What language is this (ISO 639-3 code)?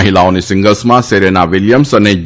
guj